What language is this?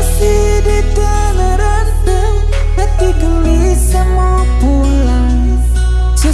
Indonesian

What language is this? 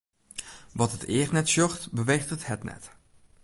Western Frisian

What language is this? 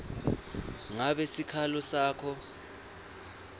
Swati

